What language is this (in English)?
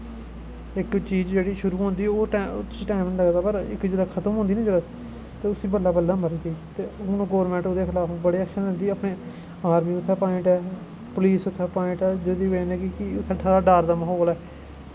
Dogri